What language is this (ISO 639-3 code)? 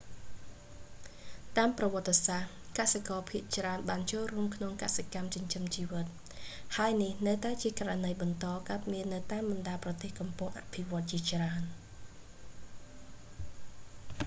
khm